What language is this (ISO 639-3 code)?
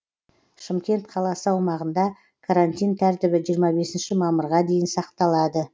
kaz